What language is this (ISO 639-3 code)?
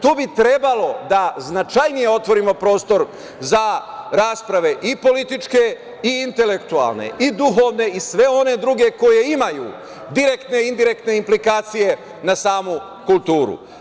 srp